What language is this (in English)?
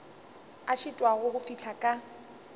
Northern Sotho